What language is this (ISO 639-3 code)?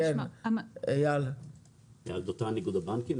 heb